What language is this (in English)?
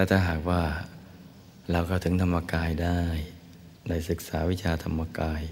Thai